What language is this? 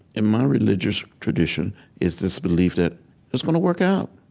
English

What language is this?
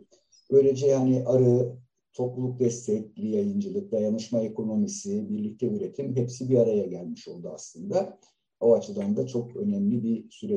Turkish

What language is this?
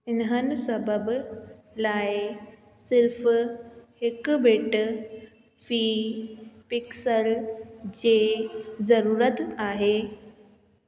Sindhi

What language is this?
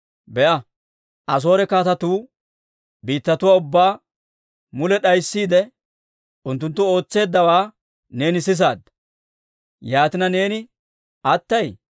Dawro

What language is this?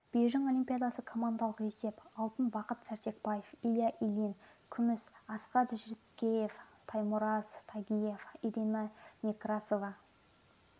Kazakh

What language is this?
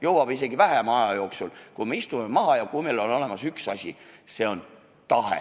Estonian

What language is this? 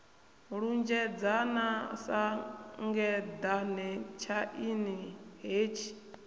Venda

